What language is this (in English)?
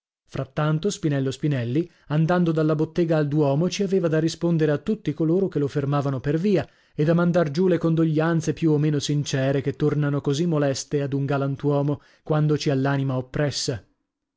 Italian